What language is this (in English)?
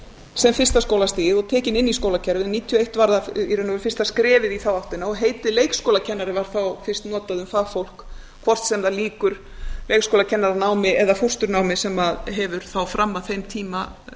Icelandic